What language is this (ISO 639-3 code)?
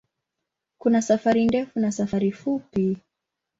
swa